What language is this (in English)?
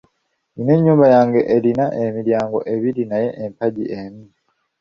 Ganda